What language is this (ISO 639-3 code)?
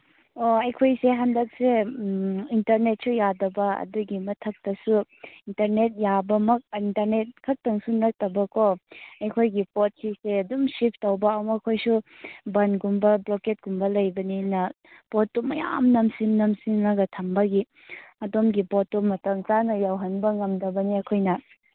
mni